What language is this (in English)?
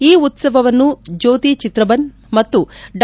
Kannada